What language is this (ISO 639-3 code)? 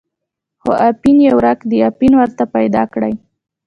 pus